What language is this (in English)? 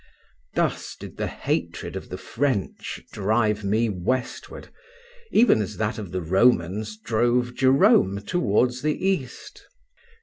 English